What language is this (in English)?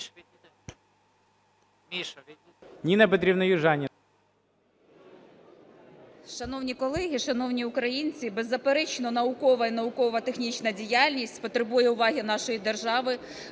Ukrainian